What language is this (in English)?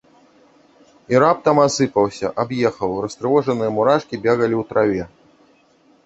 Belarusian